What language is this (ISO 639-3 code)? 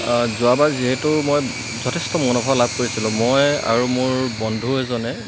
asm